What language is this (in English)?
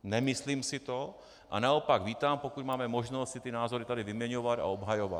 Czech